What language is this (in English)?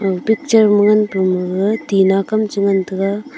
Wancho Naga